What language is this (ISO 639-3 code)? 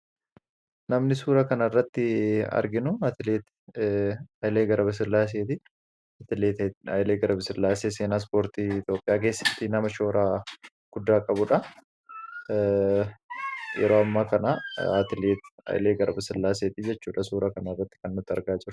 orm